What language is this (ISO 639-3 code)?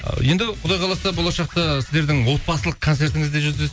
kaz